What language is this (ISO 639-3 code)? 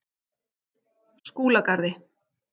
isl